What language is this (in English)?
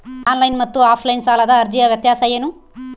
Kannada